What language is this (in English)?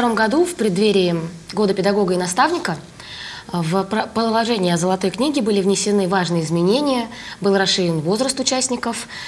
Russian